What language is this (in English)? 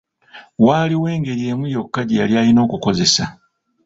Ganda